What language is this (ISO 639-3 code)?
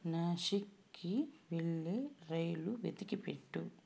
tel